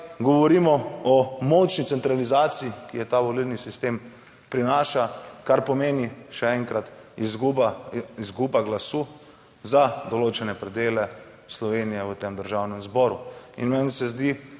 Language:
Slovenian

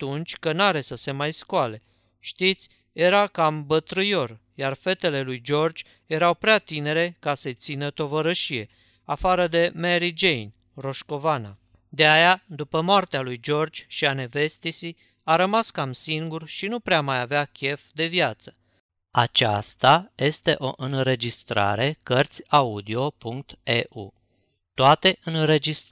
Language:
Romanian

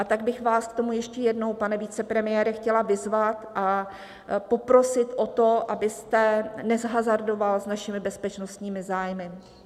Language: Czech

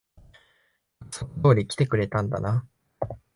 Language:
Japanese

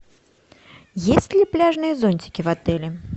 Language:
Russian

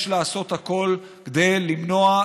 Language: Hebrew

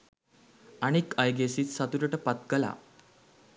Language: Sinhala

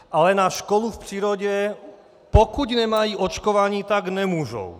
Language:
Czech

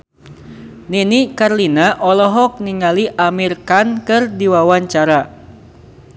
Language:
Sundanese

